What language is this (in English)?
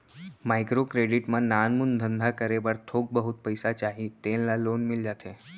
Chhattisgarhi